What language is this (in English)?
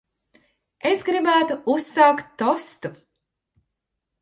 Latvian